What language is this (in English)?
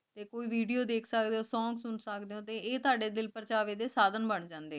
Punjabi